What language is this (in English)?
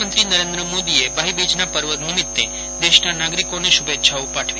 Gujarati